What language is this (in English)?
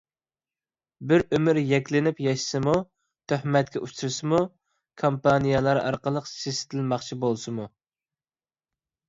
Uyghur